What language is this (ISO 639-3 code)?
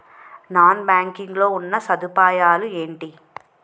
tel